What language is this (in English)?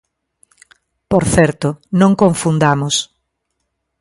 Galician